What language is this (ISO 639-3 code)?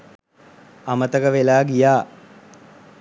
sin